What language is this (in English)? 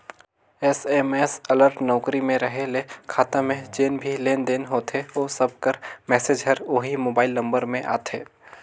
Chhattisgarhi